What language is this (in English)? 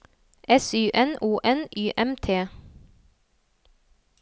Norwegian